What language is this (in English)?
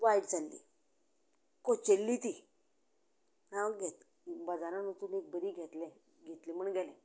Konkani